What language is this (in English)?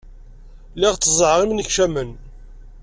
Kabyle